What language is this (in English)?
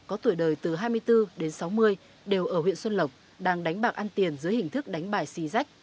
Vietnamese